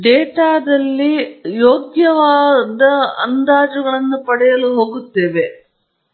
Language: Kannada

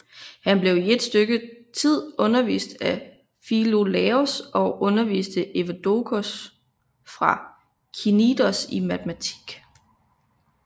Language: Danish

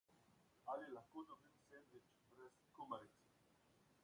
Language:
Slovenian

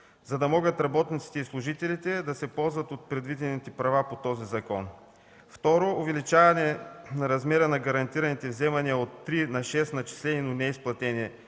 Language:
Bulgarian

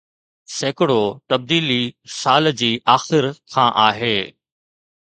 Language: Sindhi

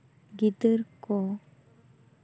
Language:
Santali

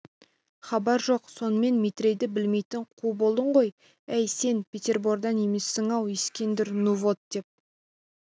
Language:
Kazakh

